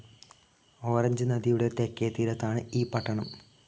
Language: Malayalam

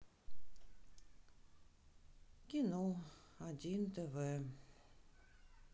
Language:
Russian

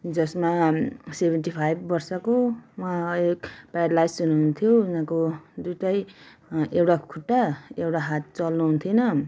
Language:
Nepali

